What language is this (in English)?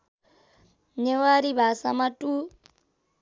Nepali